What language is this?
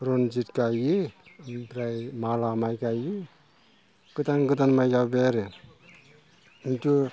Bodo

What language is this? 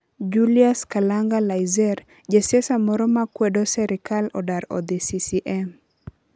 Luo (Kenya and Tanzania)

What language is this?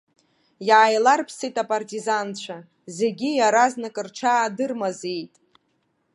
Abkhazian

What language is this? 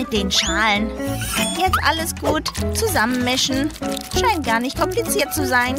German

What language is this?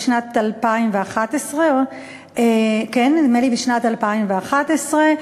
Hebrew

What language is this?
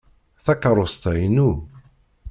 Kabyle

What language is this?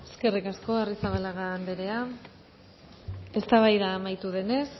Basque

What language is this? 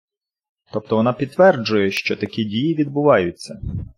Ukrainian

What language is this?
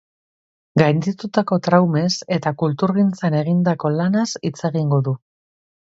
Basque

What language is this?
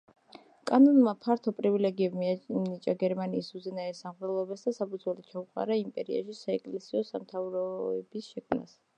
Georgian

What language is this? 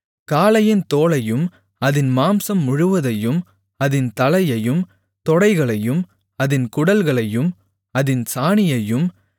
Tamil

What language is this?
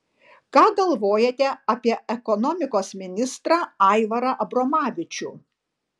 Lithuanian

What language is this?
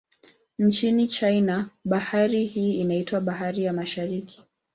Swahili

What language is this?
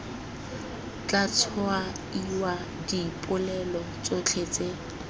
Tswana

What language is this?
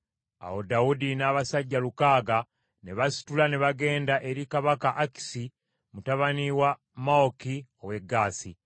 Ganda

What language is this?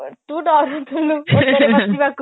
Odia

